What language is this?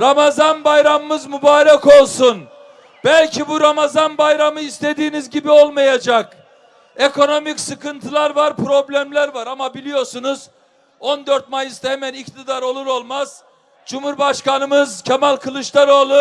Turkish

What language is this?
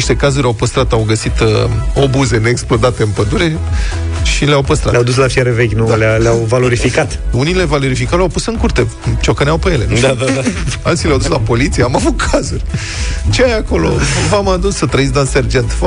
Romanian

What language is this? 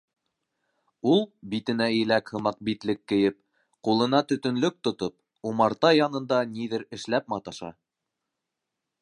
Bashkir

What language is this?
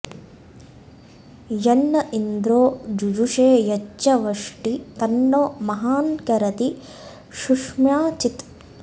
Sanskrit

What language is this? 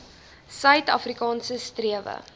Afrikaans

